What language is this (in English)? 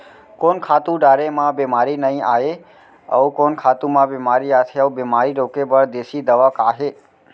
Chhattisgarhi